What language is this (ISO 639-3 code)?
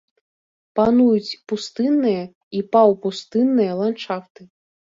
bel